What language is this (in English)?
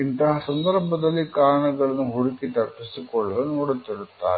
Kannada